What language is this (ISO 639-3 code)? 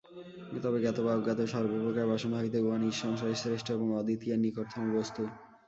ben